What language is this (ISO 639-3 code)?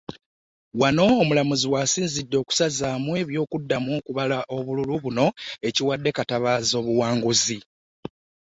lug